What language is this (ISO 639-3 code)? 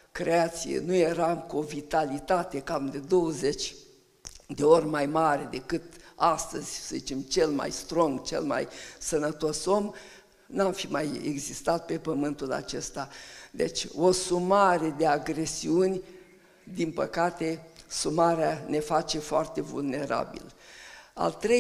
ron